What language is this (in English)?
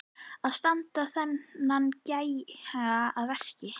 Icelandic